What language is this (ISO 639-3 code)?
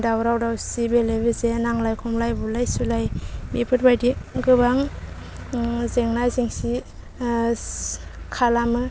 brx